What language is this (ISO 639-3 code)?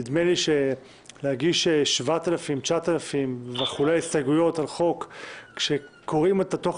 heb